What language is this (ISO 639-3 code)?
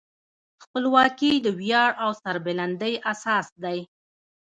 pus